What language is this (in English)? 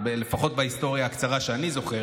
Hebrew